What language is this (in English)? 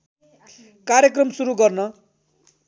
Nepali